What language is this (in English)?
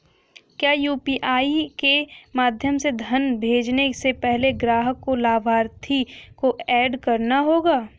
Hindi